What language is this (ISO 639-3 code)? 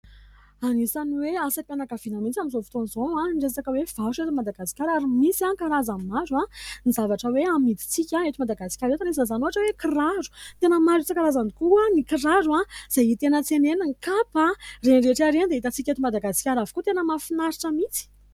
mlg